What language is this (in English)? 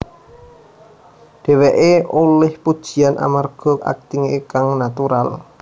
Javanese